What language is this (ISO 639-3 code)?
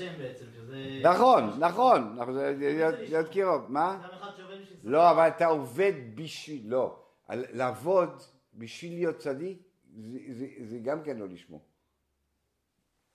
heb